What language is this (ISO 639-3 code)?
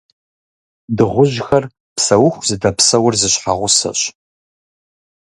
kbd